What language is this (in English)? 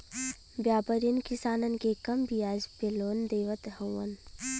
Bhojpuri